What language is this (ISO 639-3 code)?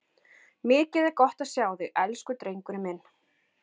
isl